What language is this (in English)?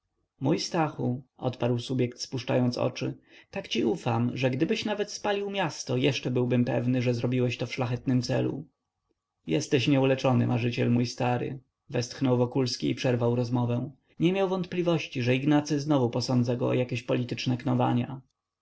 Polish